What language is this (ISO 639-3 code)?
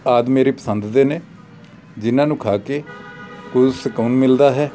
pan